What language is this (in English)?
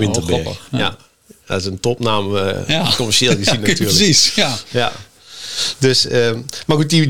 Dutch